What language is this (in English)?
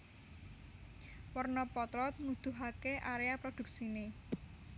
Javanese